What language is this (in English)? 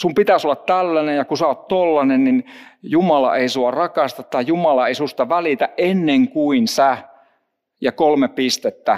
Finnish